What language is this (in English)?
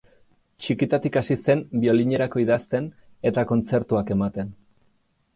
Basque